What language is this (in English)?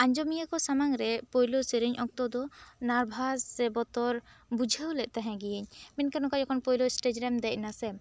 Santali